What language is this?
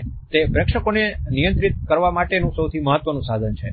Gujarati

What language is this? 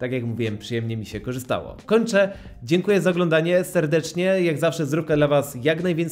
Polish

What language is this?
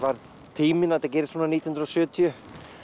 Icelandic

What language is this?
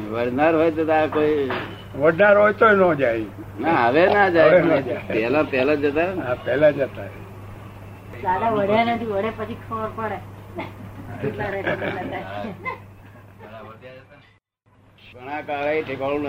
Gujarati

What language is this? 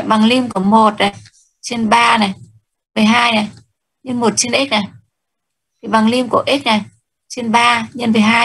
Vietnamese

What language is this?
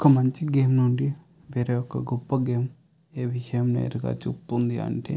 Telugu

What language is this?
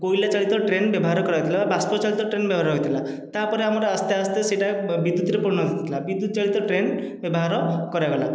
Odia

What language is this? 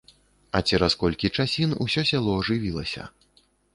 Belarusian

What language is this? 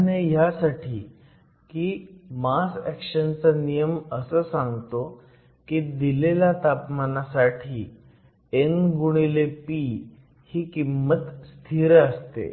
Marathi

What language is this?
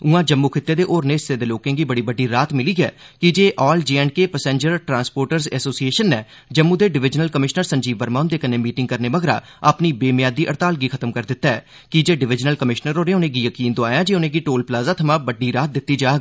Dogri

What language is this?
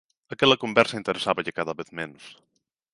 Galician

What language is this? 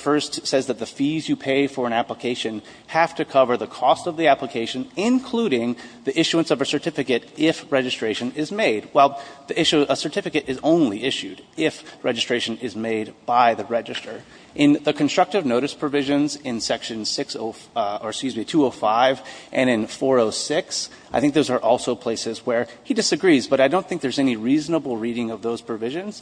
English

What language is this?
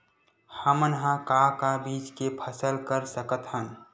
Chhattisgarhi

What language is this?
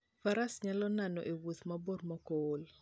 Luo (Kenya and Tanzania)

